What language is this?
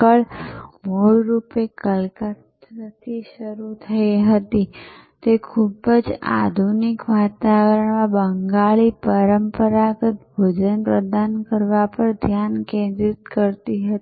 Gujarati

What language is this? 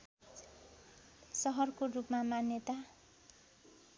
Nepali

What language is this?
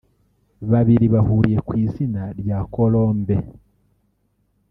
Kinyarwanda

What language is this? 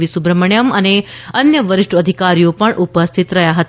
Gujarati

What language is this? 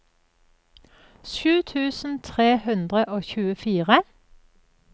Norwegian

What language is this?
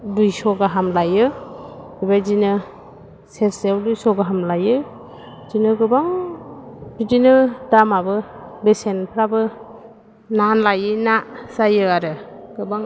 Bodo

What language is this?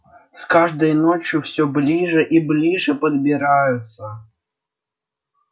Russian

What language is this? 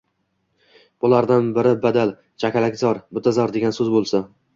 Uzbek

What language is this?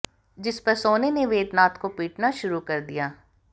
Hindi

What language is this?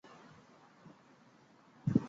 Chinese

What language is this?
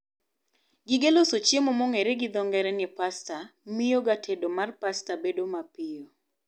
Luo (Kenya and Tanzania)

